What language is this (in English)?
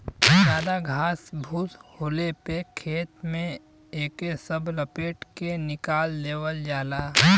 Bhojpuri